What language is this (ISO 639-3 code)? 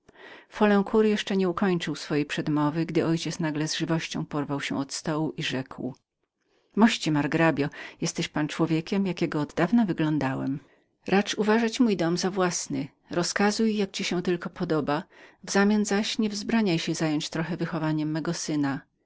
pol